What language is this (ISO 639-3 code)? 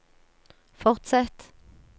nor